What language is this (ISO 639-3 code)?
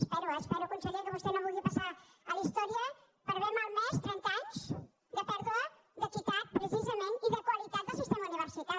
cat